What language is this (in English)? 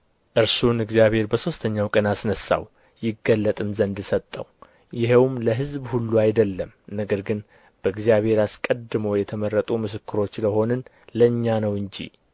Amharic